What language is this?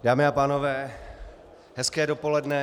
Czech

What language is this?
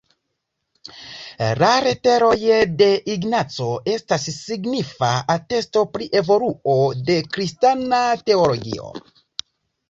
Esperanto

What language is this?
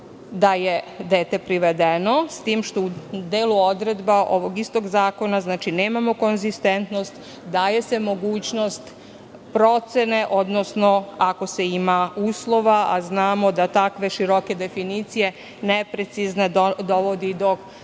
Serbian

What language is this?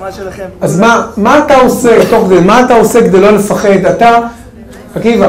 Hebrew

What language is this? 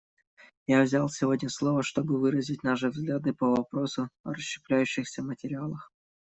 Russian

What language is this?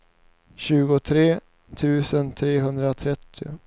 Swedish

